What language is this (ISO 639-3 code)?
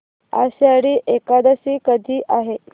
mar